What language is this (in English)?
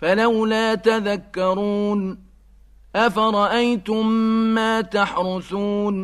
Arabic